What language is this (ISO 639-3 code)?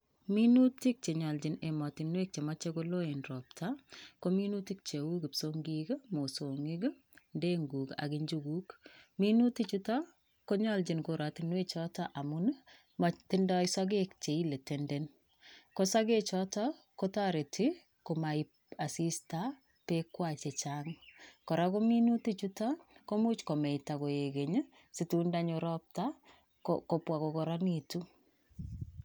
kln